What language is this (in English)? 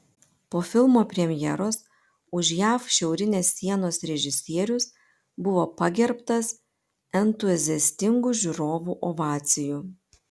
Lithuanian